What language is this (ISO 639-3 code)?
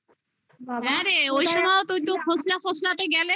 ben